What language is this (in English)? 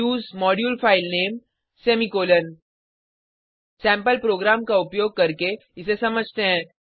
Hindi